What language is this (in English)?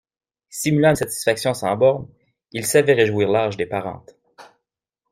French